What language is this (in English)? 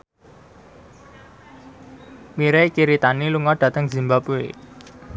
Javanese